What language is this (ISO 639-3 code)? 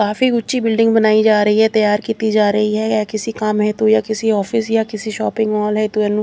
pan